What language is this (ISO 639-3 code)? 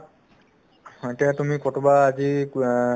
asm